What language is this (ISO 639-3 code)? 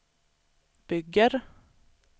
swe